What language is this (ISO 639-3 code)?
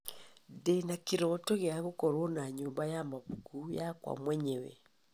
kik